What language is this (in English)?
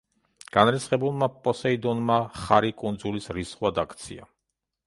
Georgian